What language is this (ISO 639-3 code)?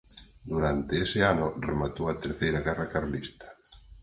glg